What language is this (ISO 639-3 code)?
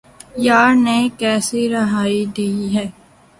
urd